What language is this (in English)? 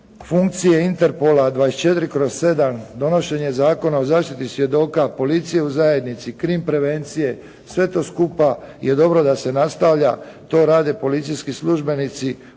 Croatian